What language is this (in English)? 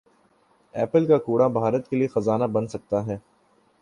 Urdu